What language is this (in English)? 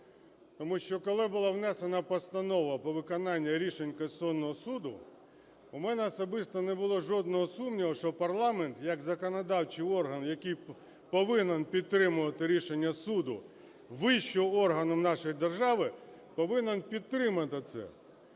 Ukrainian